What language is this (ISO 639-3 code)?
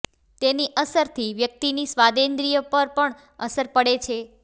guj